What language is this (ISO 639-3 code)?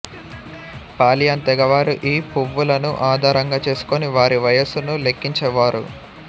tel